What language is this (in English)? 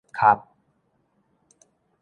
Min Nan Chinese